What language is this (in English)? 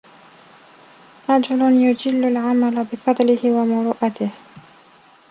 Arabic